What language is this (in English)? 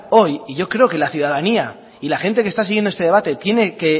Spanish